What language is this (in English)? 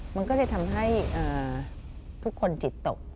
Thai